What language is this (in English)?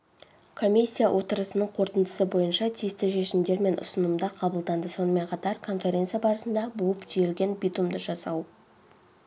Kazakh